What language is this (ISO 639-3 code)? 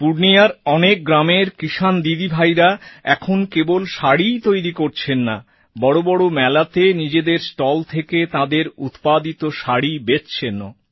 ben